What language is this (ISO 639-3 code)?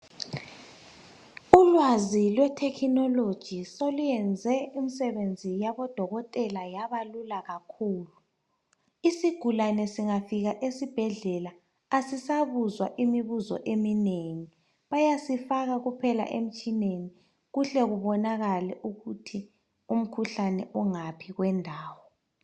nde